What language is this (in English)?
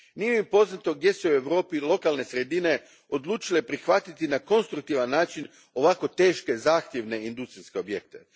Croatian